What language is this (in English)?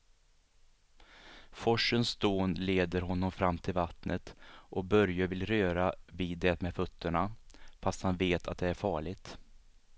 Swedish